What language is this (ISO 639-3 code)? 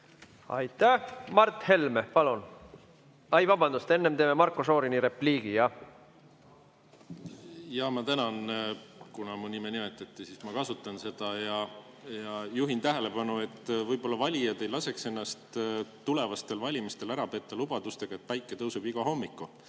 est